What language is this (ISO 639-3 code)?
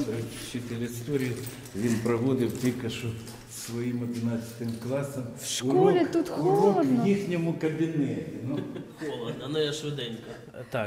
ukr